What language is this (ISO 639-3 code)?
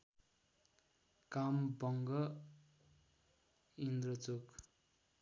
nep